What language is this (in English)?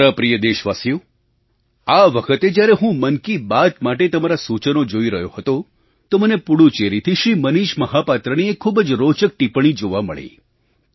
Gujarati